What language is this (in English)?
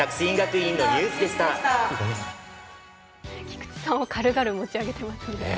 Japanese